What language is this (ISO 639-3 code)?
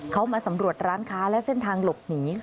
tha